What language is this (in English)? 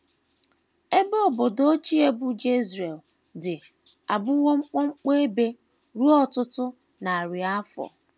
Igbo